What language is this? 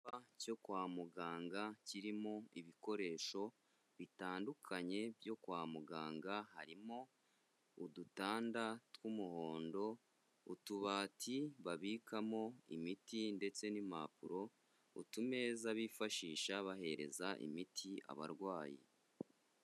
Kinyarwanda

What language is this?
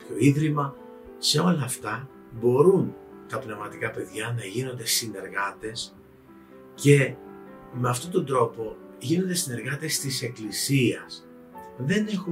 Greek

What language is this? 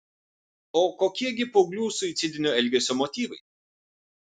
Lithuanian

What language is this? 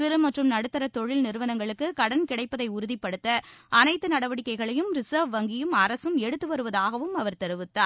Tamil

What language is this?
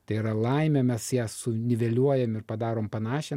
Lithuanian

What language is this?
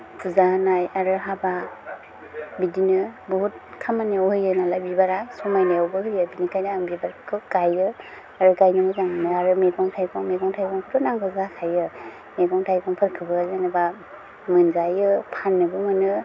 Bodo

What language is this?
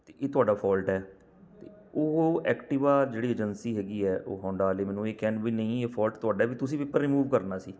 Punjabi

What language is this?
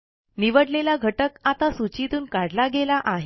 Marathi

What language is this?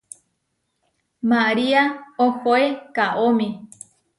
Huarijio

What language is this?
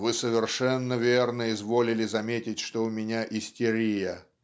Russian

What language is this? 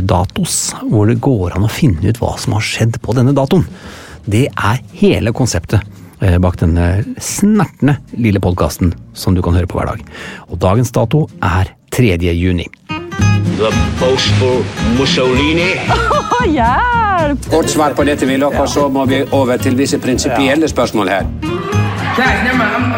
English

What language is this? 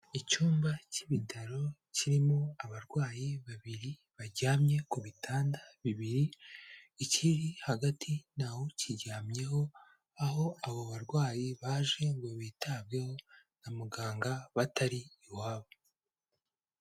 Kinyarwanda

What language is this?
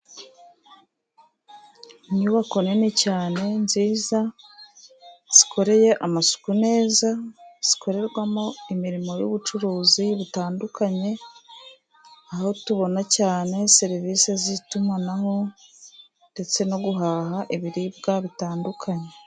Kinyarwanda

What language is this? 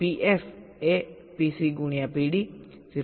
Gujarati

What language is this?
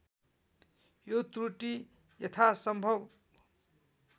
Nepali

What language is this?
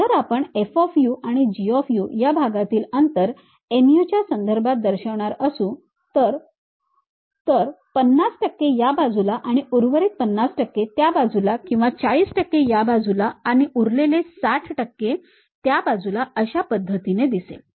Marathi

